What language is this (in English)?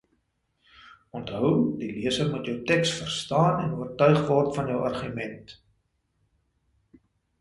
Afrikaans